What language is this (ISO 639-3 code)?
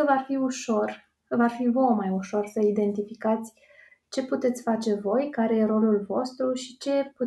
ron